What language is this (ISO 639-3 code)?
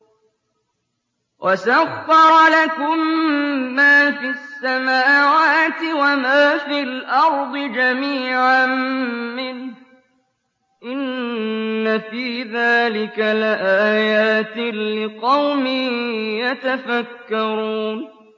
ara